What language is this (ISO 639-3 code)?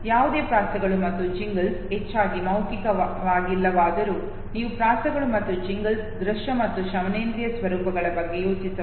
kan